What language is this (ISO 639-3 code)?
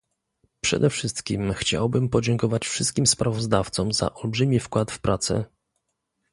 pol